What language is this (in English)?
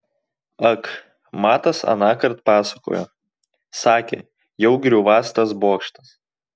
Lithuanian